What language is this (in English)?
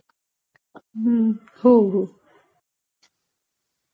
Marathi